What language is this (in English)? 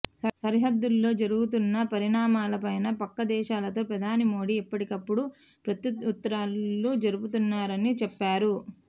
Telugu